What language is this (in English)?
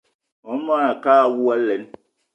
Eton (Cameroon)